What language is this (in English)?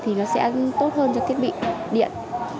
Vietnamese